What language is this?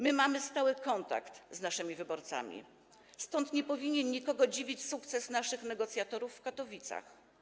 Polish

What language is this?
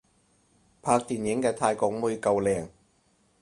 Cantonese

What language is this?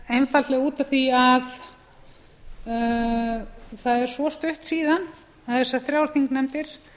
Icelandic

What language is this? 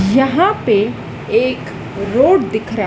Hindi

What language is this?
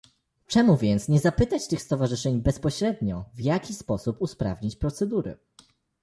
Polish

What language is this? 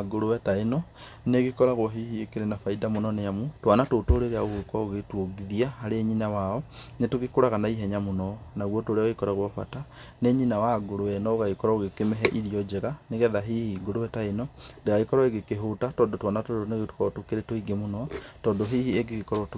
Kikuyu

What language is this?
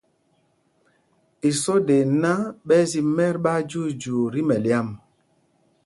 Mpumpong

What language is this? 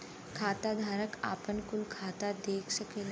Bhojpuri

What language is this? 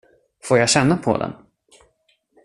Swedish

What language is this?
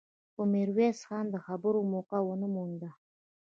Pashto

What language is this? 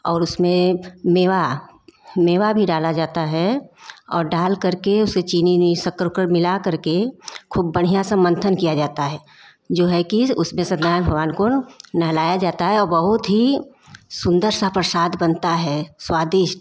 Hindi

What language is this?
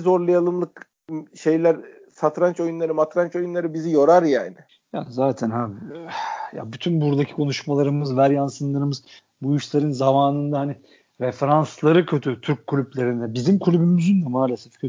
Turkish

